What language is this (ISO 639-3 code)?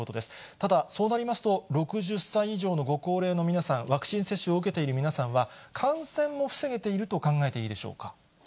jpn